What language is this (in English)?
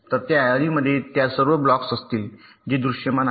Marathi